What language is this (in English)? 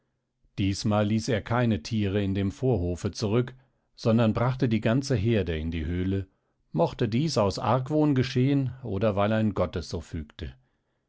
German